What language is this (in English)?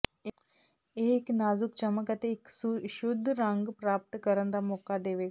Punjabi